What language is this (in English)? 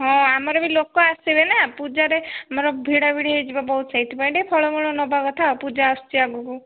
Odia